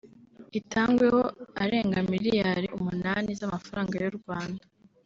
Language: Kinyarwanda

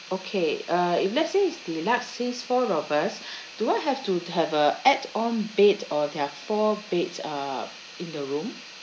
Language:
English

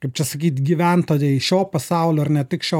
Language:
Lithuanian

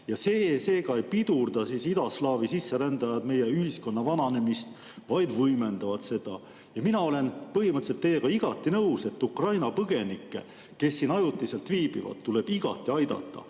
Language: Estonian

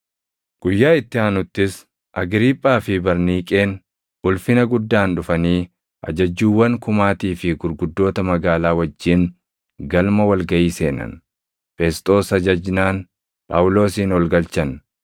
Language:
Oromo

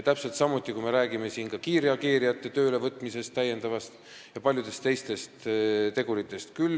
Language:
Estonian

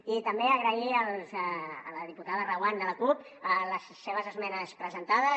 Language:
Catalan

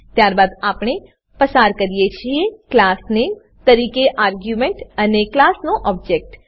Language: Gujarati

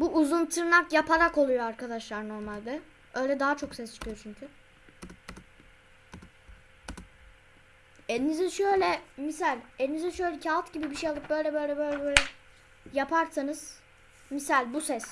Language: Turkish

